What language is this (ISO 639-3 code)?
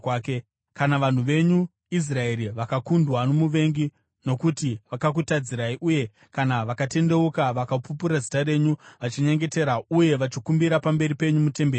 sna